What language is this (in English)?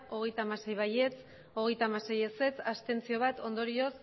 Basque